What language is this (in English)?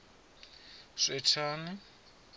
Venda